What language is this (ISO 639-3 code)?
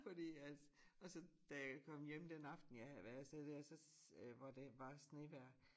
dan